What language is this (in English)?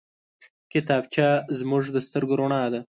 Pashto